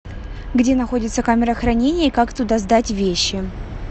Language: Russian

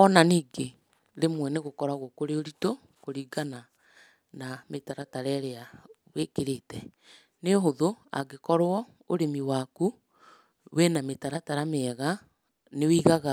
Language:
Kikuyu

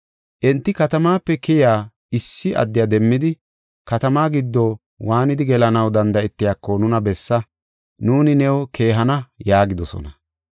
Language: Gofa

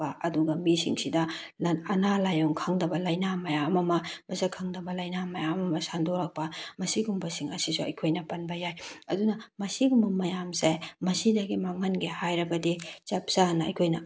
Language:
Manipuri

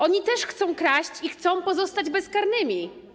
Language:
Polish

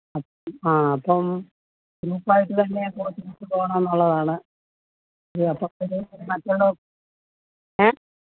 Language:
Malayalam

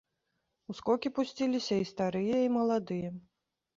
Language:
Belarusian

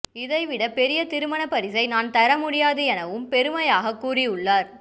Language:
Tamil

